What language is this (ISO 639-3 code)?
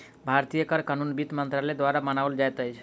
mai